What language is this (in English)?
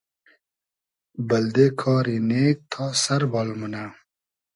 Hazaragi